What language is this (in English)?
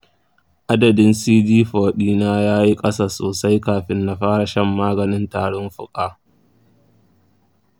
Hausa